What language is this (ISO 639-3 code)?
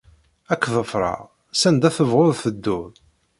kab